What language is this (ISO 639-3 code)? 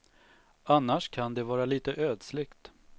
swe